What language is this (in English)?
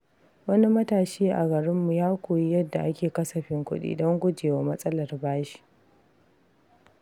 Hausa